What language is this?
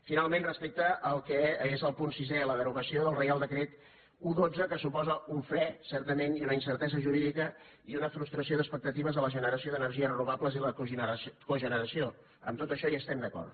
Catalan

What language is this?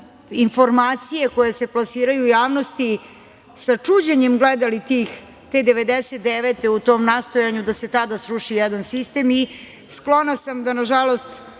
Serbian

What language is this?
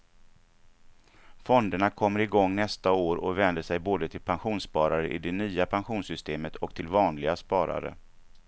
Swedish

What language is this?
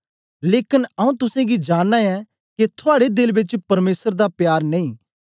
Dogri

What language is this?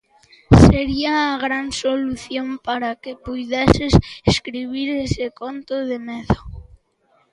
Galician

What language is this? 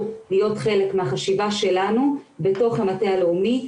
Hebrew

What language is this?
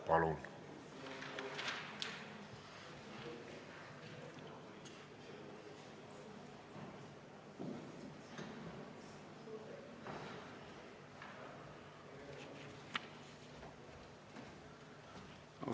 Estonian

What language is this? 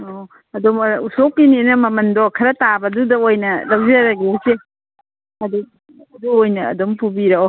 Manipuri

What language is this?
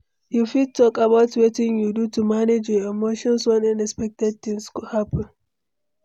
Nigerian Pidgin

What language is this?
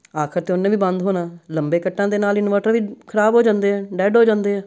Punjabi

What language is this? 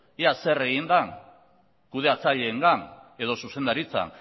Basque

